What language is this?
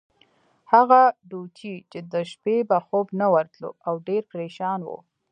Pashto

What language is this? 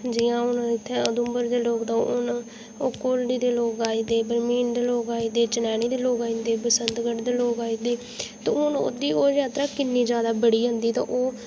Dogri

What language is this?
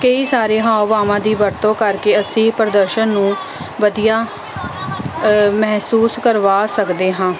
Punjabi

